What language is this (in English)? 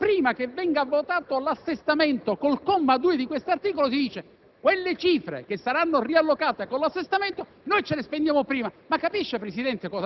Italian